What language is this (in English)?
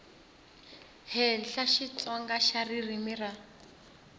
Tsonga